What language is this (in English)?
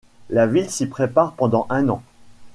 French